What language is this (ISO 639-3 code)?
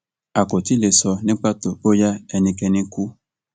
yor